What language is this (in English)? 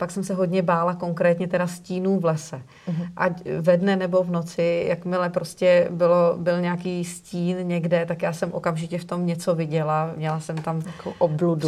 Czech